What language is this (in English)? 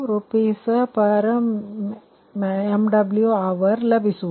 Kannada